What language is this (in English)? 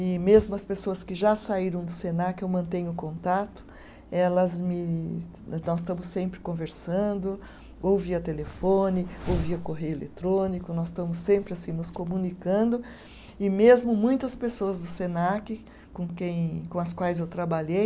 Portuguese